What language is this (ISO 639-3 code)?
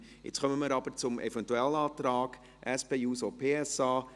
gsw